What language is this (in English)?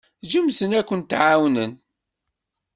Kabyle